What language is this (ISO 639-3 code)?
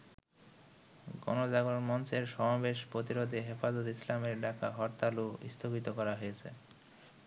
ben